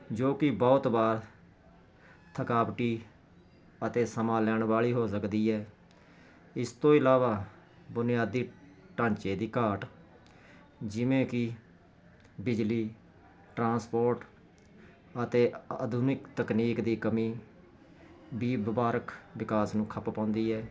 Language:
Punjabi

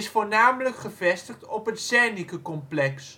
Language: Dutch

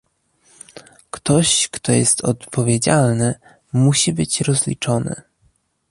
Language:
Polish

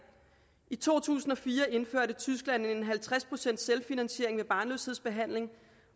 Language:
Danish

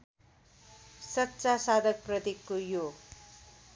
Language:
Nepali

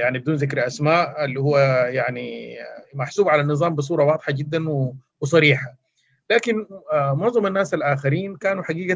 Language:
Arabic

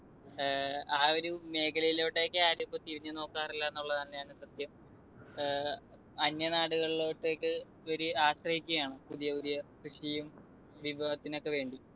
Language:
Malayalam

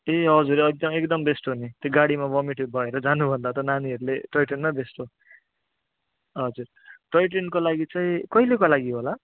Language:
Nepali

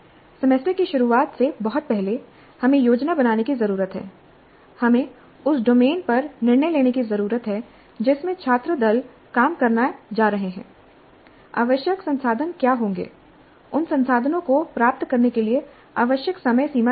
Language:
Hindi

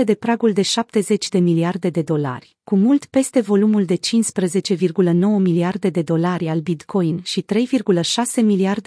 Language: Romanian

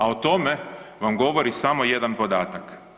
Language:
Croatian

